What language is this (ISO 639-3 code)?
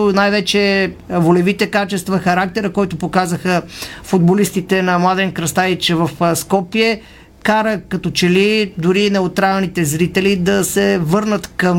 bul